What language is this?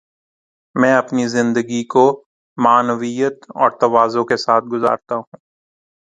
Urdu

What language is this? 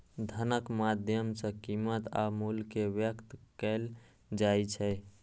Maithili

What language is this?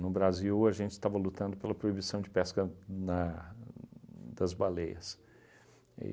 Portuguese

